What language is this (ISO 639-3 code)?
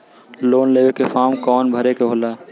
bho